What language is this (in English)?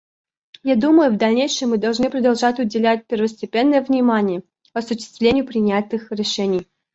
Russian